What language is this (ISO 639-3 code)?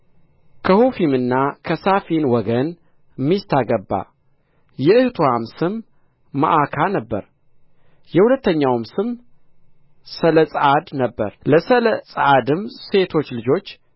amh